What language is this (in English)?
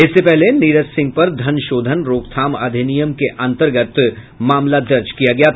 Hindi